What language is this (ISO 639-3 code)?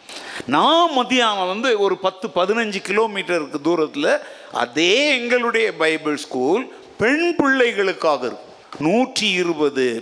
tam